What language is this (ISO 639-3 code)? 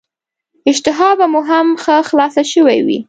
pus